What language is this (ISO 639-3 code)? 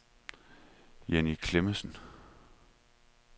dan